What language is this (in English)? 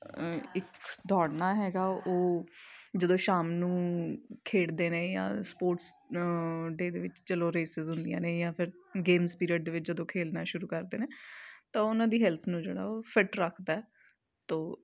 Punjabi